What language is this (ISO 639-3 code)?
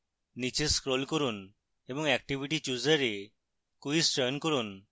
ben